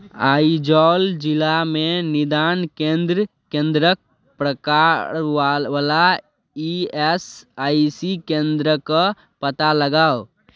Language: Maithili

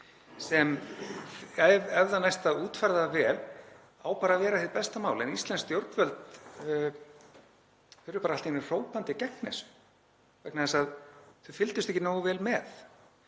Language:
Icelandic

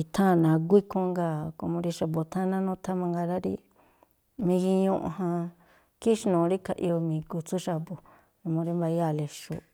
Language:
Tlacoapa Me'phaa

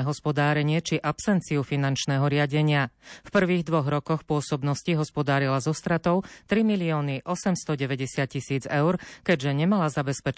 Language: Slovak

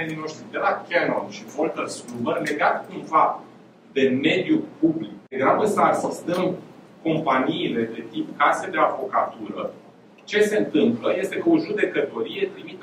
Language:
Romanian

